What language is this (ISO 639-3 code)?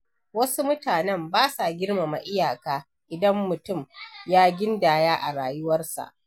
hau